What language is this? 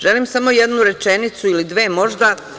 Serbian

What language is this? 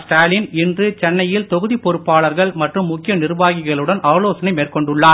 Tamil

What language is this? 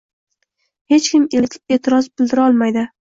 Uzbek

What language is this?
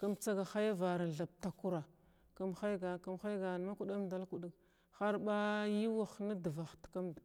Glavda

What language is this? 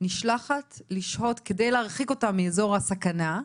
Hebrew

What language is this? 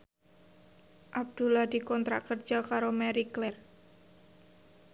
Javanese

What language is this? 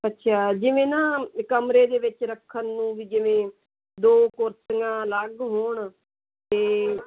Punjabi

